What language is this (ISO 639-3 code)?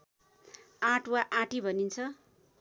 nep